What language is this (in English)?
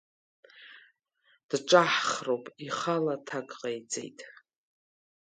Abkhazian